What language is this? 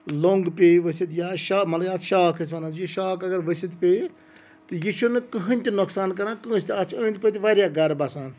Kashmiri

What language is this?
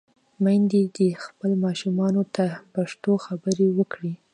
Pashto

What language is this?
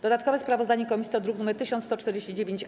Polish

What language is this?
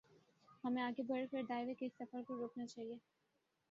Urdu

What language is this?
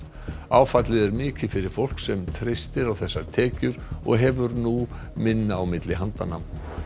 Icelandic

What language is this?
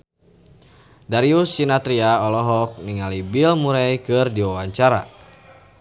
Sundanese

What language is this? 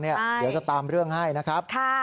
Thai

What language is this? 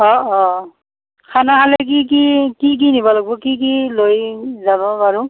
Assamese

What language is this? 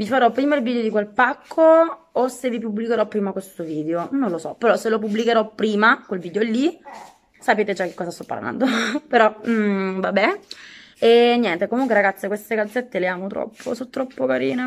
Italian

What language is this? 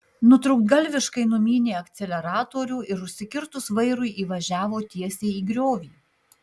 Lithuanian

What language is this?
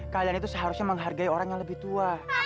Indonesian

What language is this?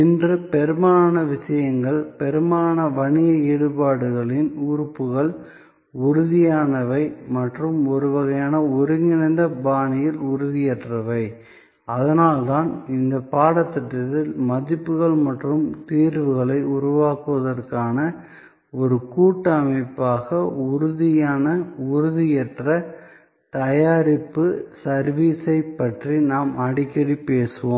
Tamil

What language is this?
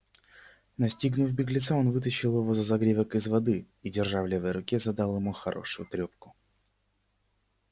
Russian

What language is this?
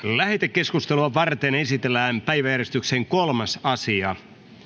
Finnish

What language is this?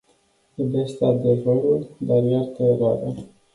Romanian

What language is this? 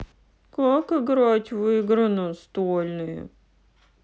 Russian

